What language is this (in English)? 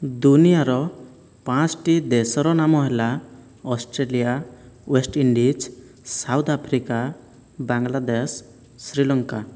Odia